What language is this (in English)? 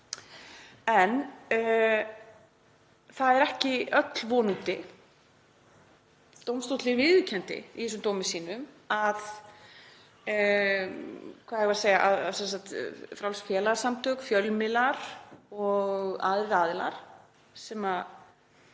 Icelandic